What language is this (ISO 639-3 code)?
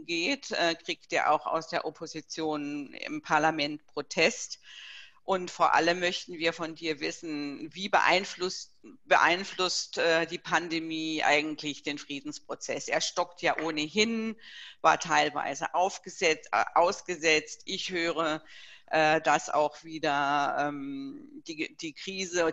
deu